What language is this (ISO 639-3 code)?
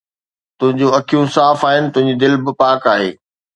snd